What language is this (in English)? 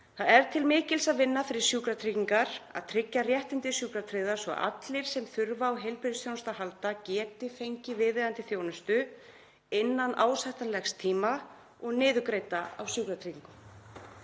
Icelandic